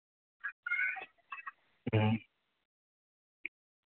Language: Santali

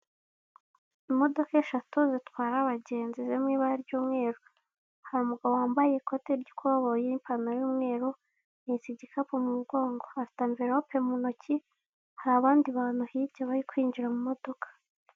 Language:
Kinyarwanda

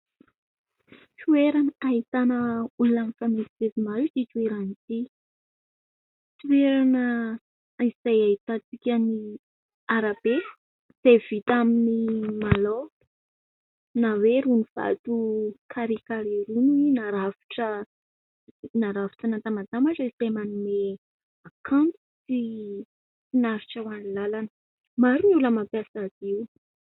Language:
Malagasy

